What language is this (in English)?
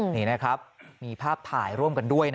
Thai